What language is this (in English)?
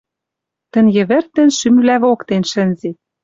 Western Mari